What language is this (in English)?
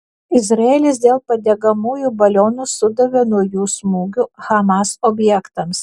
Lithuanian